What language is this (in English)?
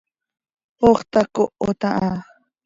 Seri